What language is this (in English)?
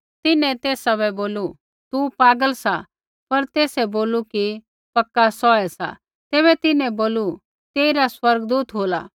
Kullu Pahari